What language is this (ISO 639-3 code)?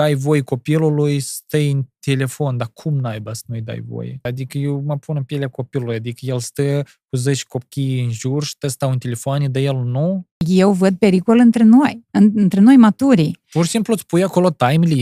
ron